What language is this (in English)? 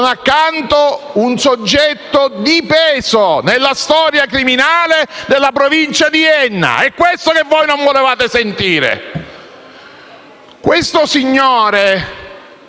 Italian